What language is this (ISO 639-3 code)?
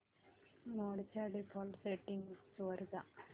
mar